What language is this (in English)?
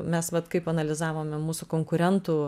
Lithuanian